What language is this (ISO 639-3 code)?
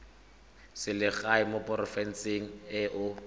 tsn